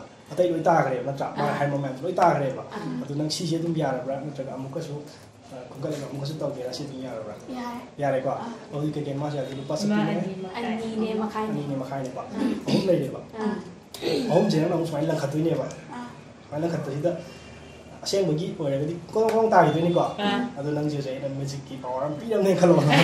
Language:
Korean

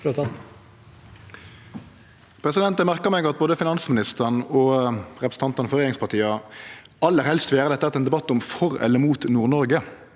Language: Norwegian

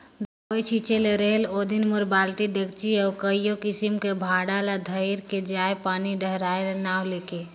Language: Chhattisgarhi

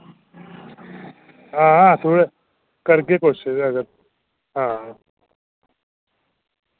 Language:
Dogri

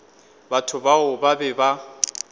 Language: Northern Sotho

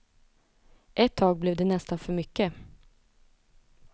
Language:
Swedish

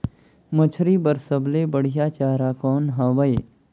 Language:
Chhattisgarhi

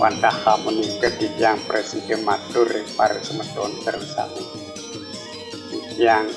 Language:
Indonesian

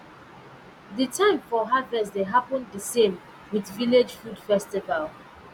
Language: Nigerian Pidgin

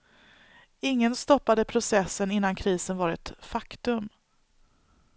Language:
Swedish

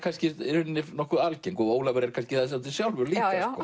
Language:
Icelandic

